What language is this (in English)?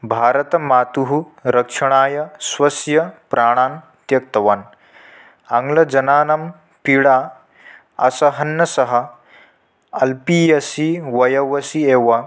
Sanskrit